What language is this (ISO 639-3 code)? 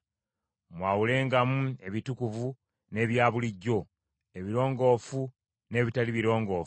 lug